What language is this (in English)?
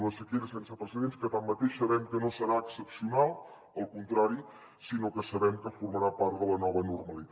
Catalan